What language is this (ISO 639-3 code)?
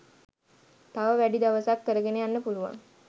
sin